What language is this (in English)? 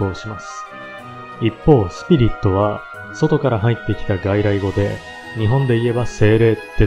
Japanese